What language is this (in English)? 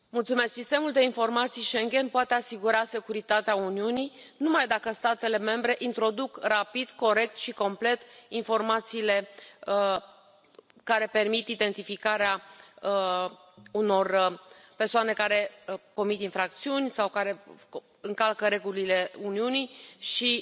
Romanian